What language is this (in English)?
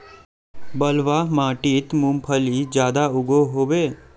Magahi